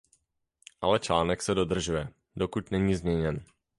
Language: Czech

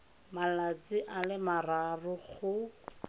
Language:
Tswana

